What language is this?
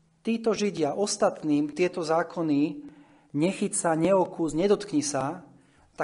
Slovak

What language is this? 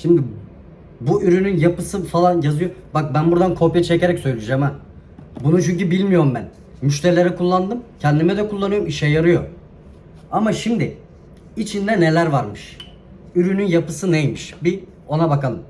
Turkish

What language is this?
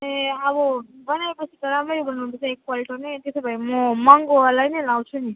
Nepali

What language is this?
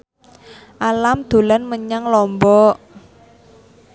Javanese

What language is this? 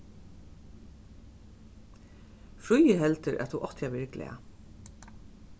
Faroese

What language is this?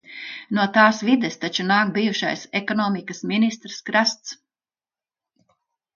Latvian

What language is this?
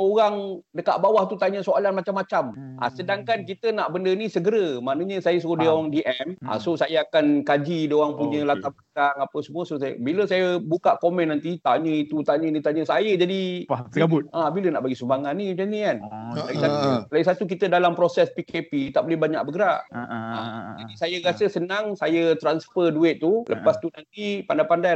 Malay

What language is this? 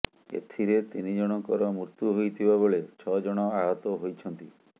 Odia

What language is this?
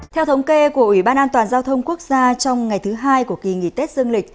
Vietnamese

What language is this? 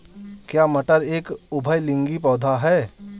Hindi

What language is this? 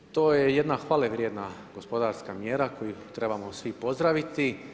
Croatian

